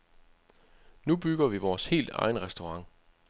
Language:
Danish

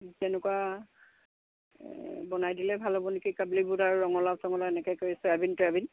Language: Assamese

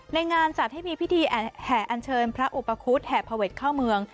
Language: Thai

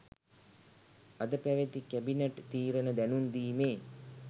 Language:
Sinhala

